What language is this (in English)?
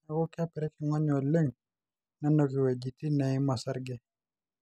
Masai